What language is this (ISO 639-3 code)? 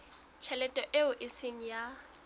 sot